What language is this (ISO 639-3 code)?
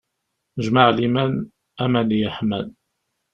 kab